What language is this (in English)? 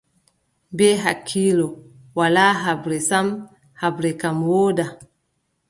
Adamawa Fulfulde